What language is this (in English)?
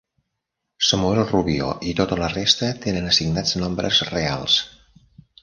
Catalan